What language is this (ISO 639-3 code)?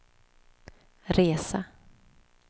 swe